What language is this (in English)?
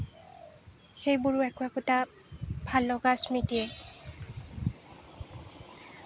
Assamese